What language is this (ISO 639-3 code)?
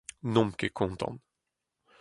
bre